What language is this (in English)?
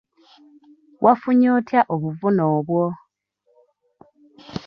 Ganda